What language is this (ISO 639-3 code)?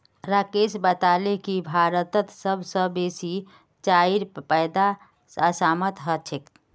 mag